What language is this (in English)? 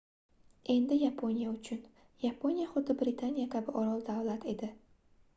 Uzbek